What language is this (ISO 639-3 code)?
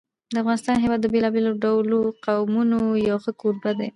pus